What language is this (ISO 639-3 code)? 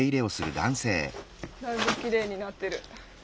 jpn